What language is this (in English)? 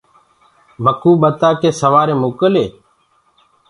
Gurgula